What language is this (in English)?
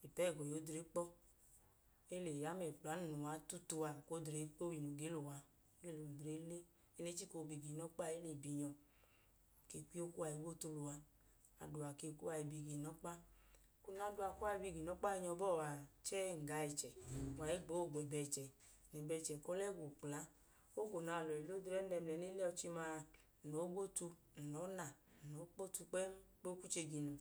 Idoma